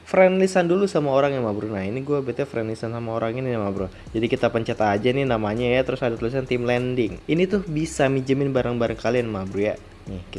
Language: Indonesian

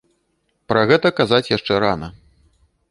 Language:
Belarusian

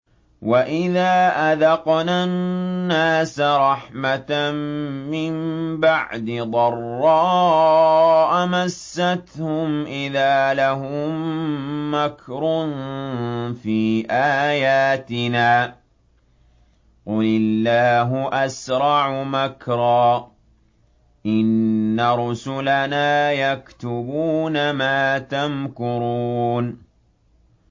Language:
Arabic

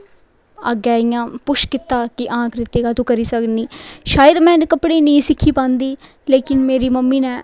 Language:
Dogri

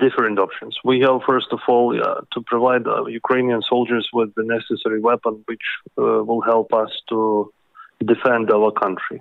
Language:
Danish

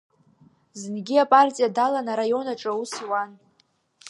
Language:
Abkhazian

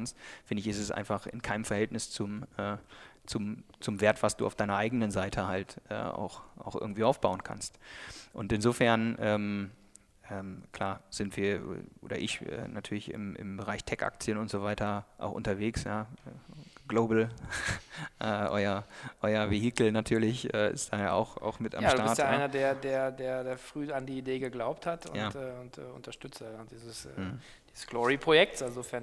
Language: German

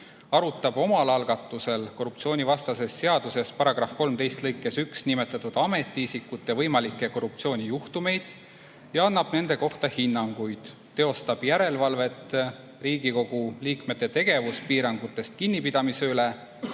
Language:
Estonian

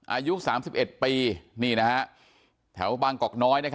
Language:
Thai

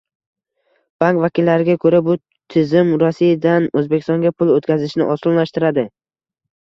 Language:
Uzbek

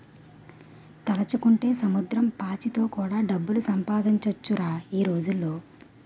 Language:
Telugu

